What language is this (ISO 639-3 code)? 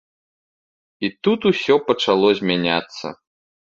bel